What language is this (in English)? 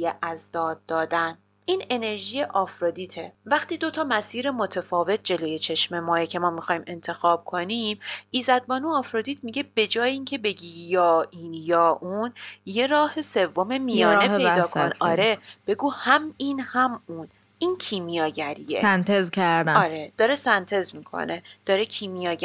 Persian